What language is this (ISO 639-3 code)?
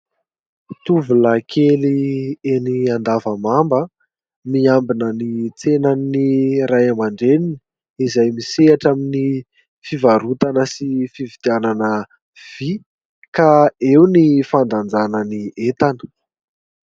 mlg